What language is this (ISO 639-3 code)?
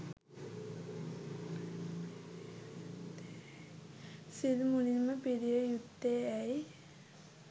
sin